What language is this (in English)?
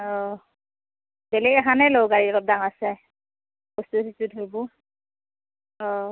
Assamese